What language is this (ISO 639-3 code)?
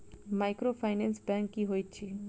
mai